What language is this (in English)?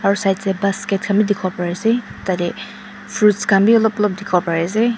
Naga Pidgin